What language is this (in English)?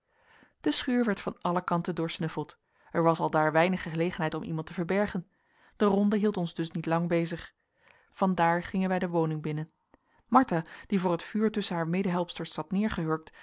Dutch